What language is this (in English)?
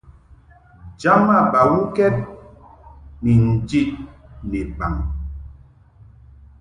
Mungaka